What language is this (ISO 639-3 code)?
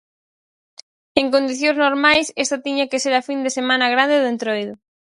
glg